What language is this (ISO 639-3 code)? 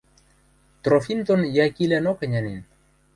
mrj